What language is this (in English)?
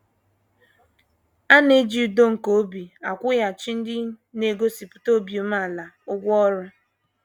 Igbo